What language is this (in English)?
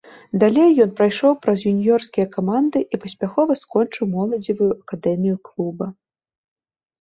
Belarusian